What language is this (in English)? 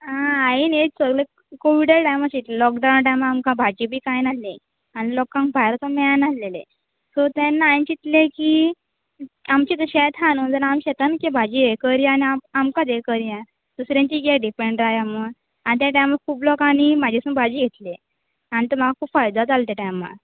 Konkani